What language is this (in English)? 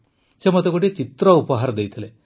Odia